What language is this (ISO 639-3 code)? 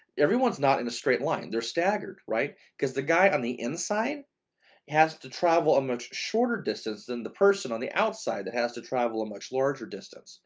eng